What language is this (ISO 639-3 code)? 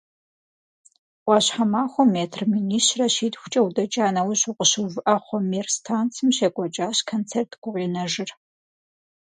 kbd